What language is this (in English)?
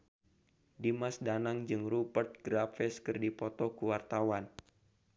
Sundanese